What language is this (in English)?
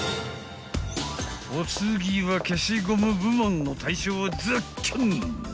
Japanese